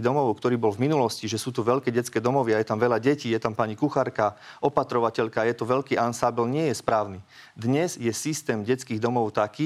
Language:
Slovak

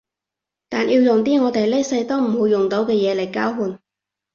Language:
Cantonese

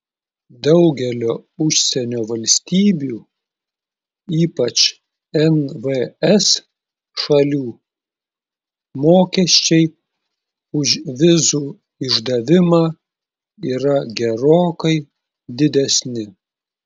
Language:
Lithuanian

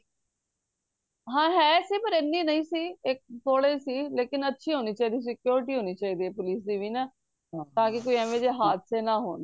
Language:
Punjabi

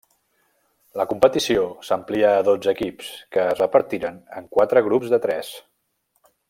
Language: Catalan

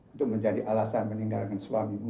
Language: Indonesian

